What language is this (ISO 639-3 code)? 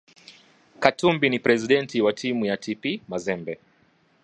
swa